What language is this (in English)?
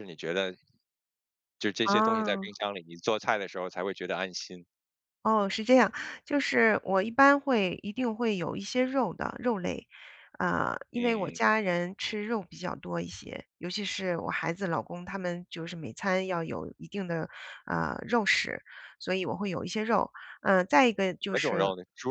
Chinese